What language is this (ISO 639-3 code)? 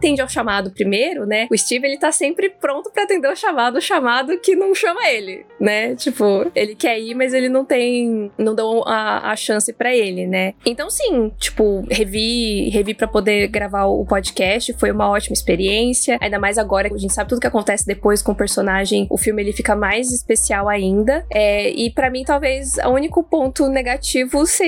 por